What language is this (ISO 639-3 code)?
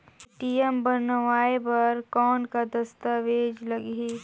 hne